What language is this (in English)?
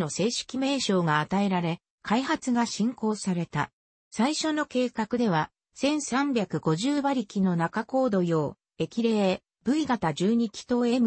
Japanese